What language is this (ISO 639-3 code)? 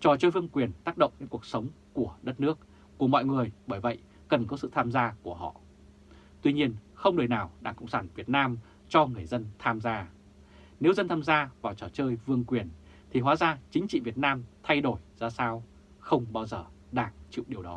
vie